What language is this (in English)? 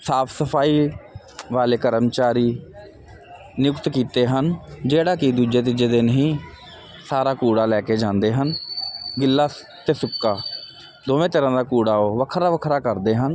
Punjabi